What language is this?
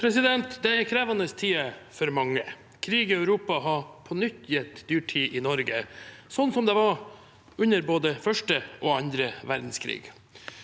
Norwegian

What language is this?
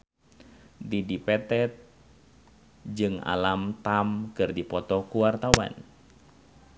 Sundanese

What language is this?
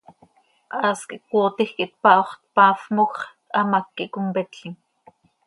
Seri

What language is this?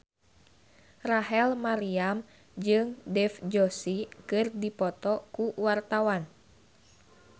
Sundanese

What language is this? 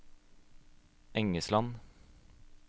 Norwegian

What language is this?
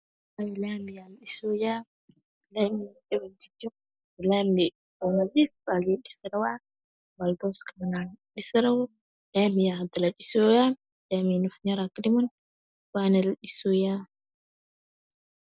Somali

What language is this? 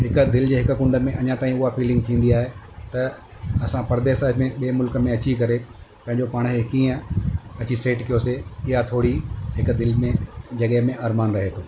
Sindhi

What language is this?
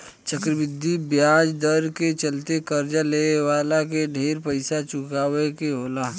Bhojpuri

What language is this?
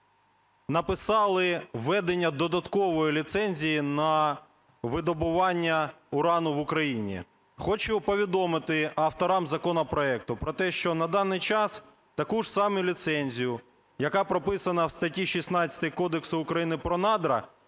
Ukrainian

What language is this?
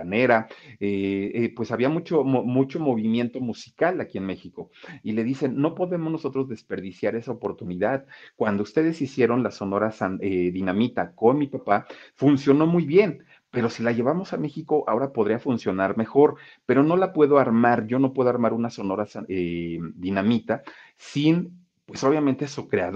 Spanish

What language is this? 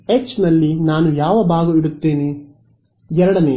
Kannada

